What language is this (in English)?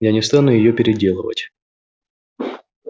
Russian